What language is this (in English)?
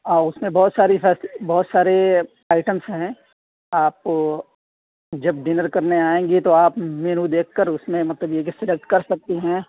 Urdu